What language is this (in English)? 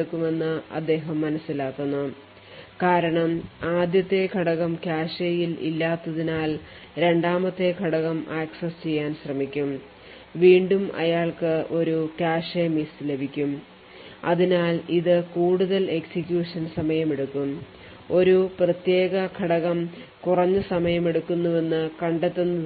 Malayalam